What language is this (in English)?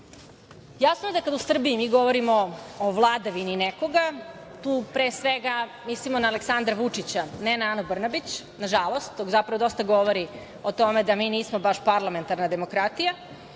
Serbian